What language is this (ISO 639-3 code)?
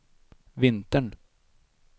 swe